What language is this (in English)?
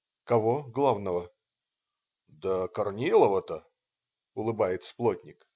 Russian